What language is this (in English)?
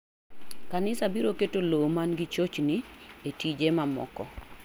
Luo (Kenya and Tanzania)